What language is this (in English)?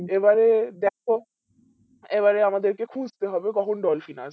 Bangla